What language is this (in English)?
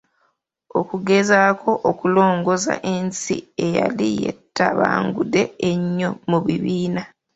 Ganda